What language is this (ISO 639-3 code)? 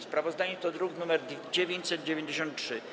pol